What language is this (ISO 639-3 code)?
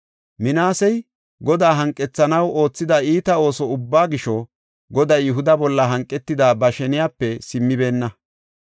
gof